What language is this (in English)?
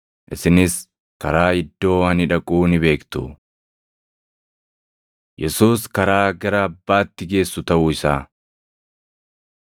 Oromo